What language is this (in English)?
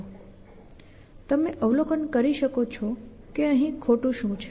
Gujarati